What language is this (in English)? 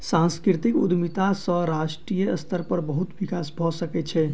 Maithili